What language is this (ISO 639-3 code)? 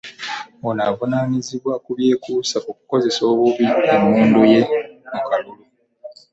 lug